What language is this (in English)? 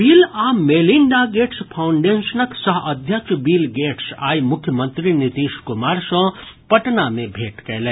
Maithili